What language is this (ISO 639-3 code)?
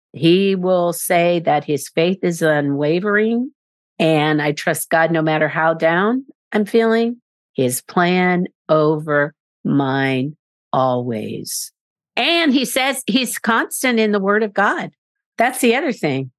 eng